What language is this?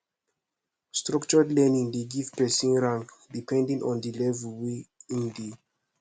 Nigerian Pidgin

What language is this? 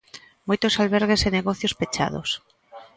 Galician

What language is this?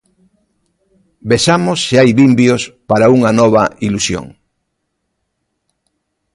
Galician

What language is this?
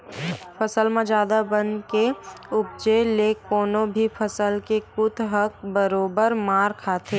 Chhattisgarhi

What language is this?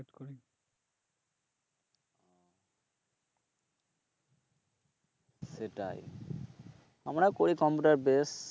Bangla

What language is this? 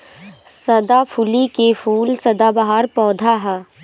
Bhojpuri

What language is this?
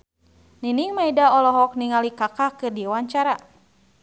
Sundanese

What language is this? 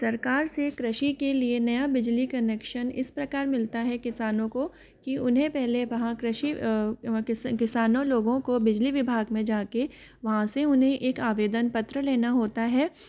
Hindi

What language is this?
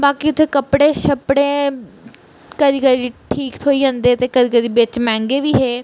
Dogri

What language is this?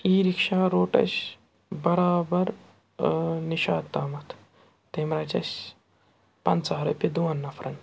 Kashmiri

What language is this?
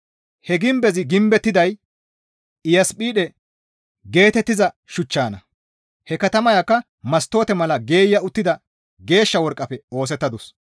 Gamo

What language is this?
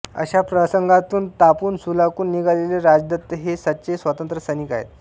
Marathi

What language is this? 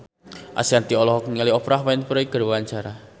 Sundanese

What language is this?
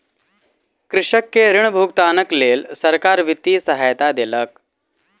Maithili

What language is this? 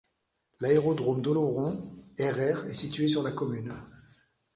French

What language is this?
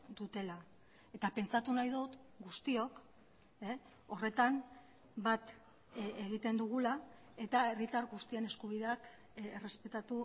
Basque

